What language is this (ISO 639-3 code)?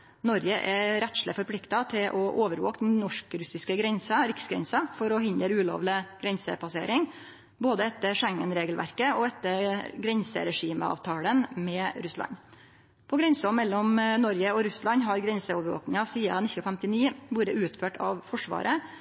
nno